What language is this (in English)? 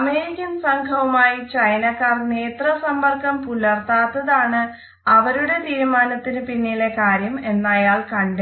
Malayalam